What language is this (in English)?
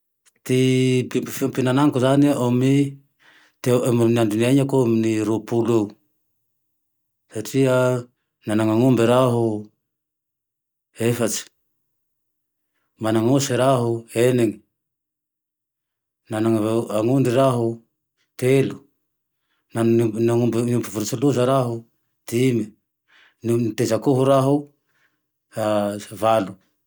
Tandroy-Mahafaly Malagasy